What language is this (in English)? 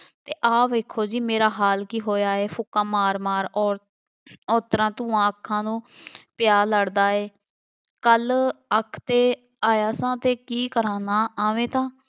Punjabi